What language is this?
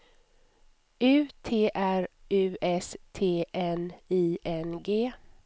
Swedish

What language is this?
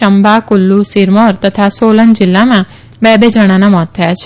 Gujarati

